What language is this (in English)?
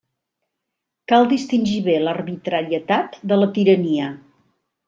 Catalan